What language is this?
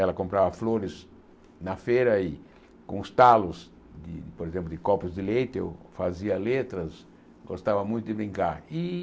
Portuguese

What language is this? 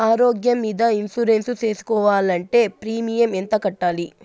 Telugu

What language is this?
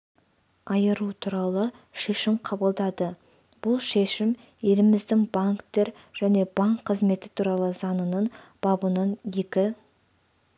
Kazakh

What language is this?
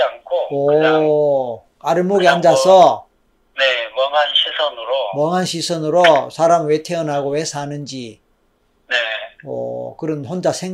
Korean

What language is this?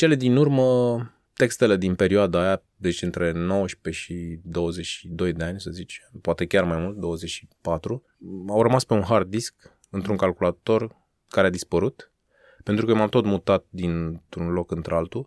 Romanian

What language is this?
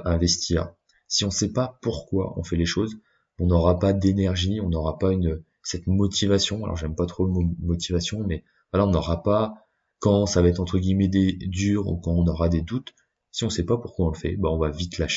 French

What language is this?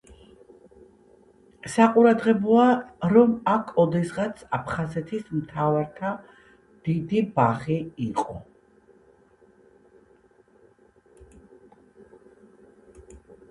Georgian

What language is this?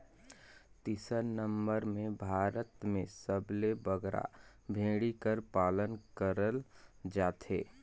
Chhattisgarhi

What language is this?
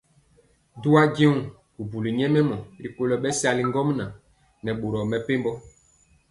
Mpiemo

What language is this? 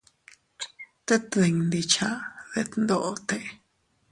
Teutila Cuicatec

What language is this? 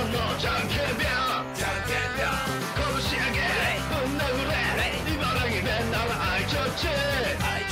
Japanese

